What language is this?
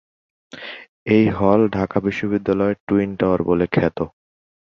Bangla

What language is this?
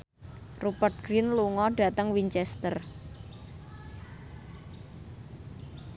Javanese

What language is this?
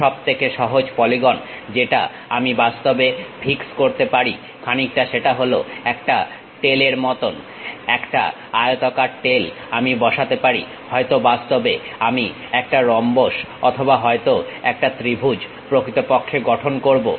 Bangla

